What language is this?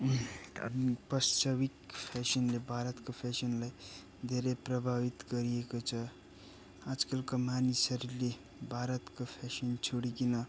Nepali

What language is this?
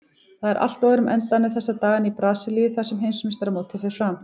Icelandic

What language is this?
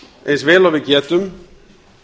Icelandic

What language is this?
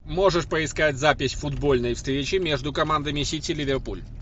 Russian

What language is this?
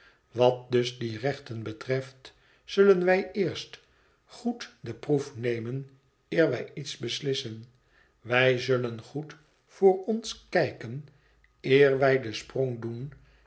Dutch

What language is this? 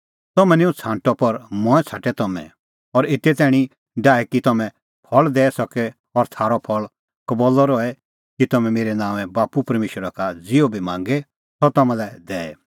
Kullu Pahari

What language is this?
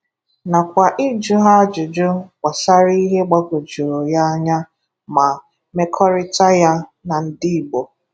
Igbo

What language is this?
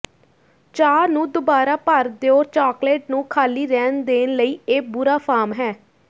Punjabi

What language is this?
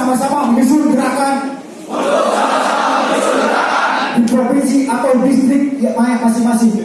Indonesian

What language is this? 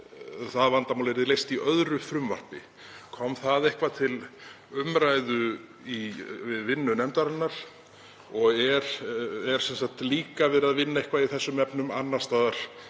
Icelandic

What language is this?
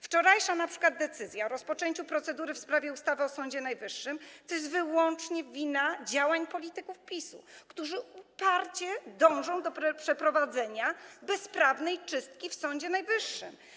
Polish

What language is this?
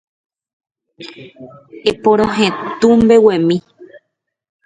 Guarani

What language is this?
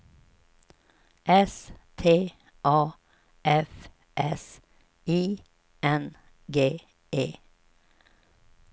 Swedish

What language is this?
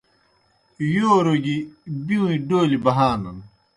Kohistani Shina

